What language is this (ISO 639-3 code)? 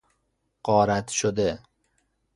fas